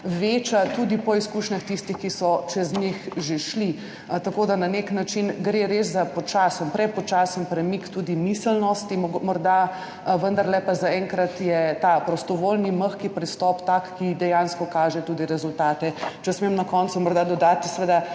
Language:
Slovenian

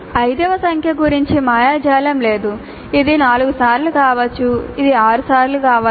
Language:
Telugu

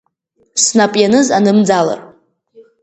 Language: Abkhazian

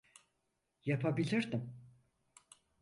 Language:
Turkish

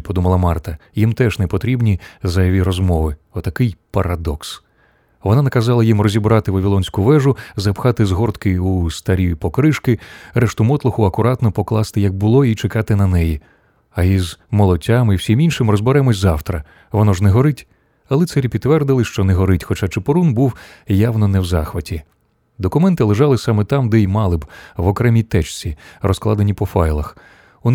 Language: Ukrainian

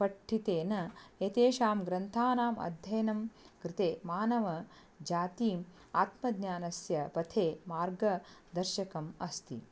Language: Sanskrit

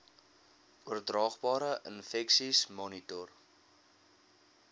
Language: Afrikaans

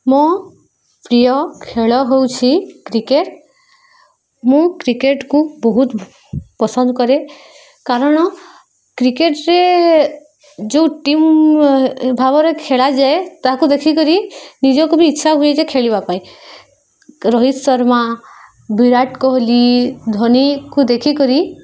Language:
Odia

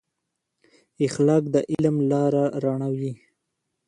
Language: Pashto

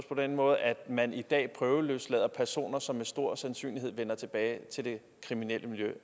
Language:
Danish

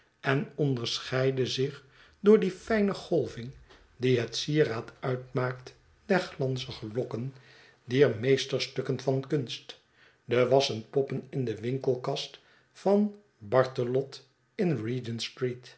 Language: Dutch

